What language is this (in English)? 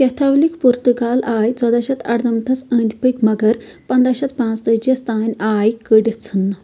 Kashmiri